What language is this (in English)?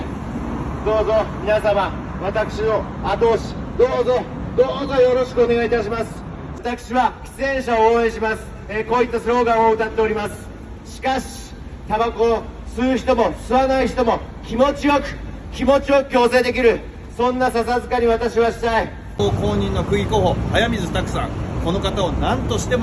Japanese